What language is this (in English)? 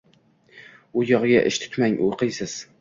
Uzbek